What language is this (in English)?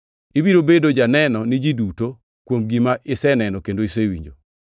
Luo (Kenya and Tanzania)